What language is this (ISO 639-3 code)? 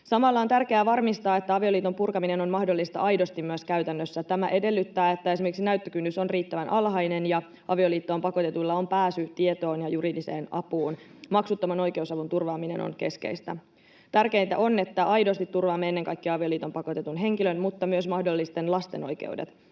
fin